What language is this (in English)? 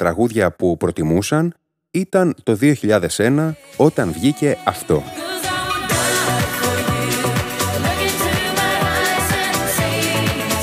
Greek